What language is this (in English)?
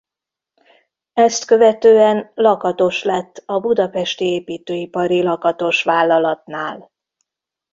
Hungarian